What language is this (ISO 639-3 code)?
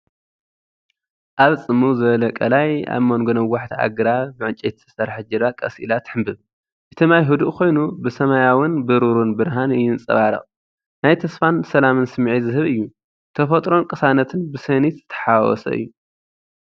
tir